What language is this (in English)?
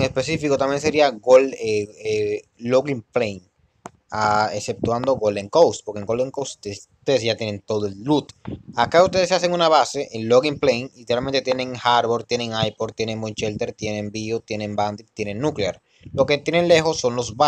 Spanish